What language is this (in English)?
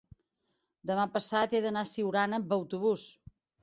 Catalan